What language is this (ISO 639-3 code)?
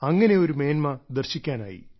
mal